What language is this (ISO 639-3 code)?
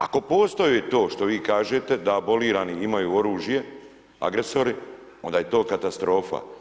hrv